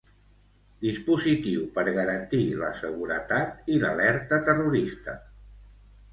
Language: Catalan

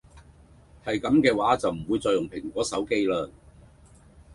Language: Cantonese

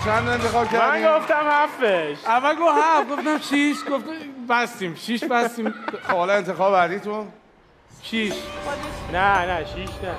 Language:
Persian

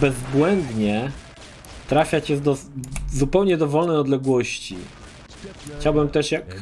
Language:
Polish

